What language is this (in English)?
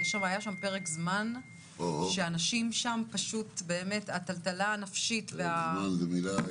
Hebrew